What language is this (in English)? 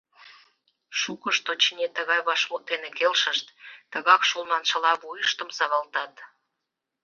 Mari